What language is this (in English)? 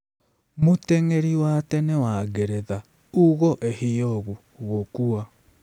Kikuyu